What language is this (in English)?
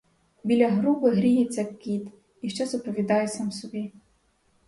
Ukrainian